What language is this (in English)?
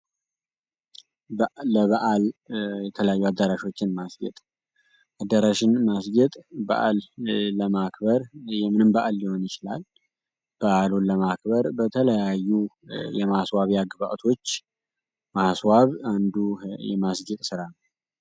Amharic